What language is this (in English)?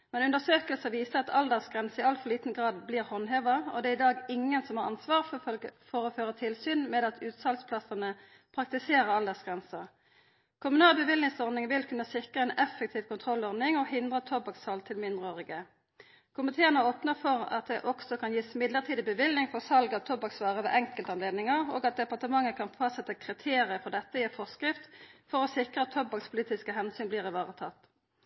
Norwegian Nynorsk